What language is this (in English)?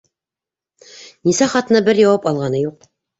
Bashkir